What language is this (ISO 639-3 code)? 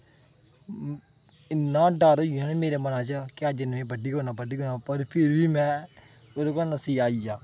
doi